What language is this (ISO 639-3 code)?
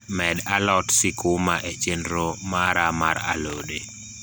luo